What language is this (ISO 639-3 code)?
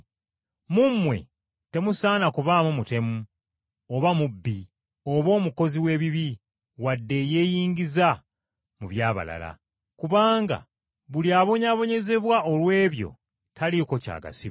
lug